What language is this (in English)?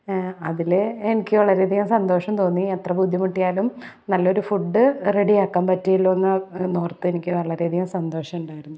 Malayalam